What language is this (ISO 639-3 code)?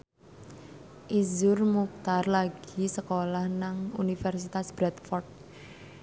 jav